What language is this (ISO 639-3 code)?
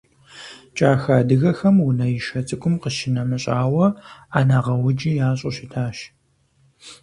kbd